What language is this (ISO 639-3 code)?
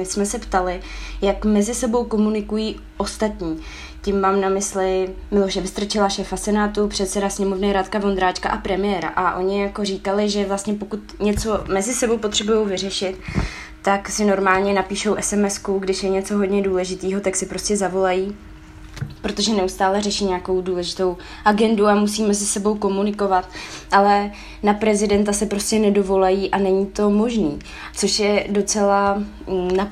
ces